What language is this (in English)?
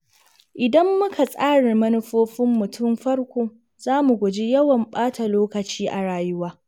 Hausa